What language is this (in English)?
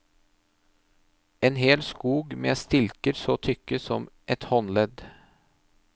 Norwegian